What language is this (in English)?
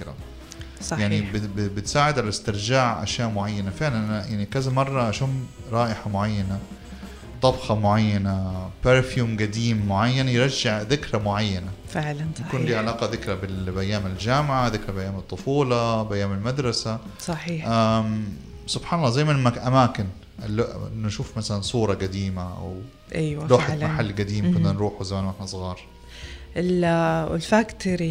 Arabic